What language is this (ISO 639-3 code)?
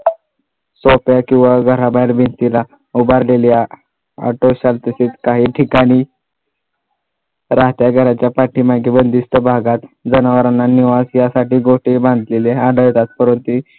mar